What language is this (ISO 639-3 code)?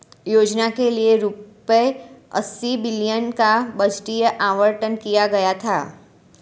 hin